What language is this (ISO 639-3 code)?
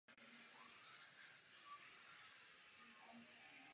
ces